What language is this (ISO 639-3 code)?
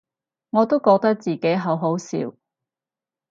yue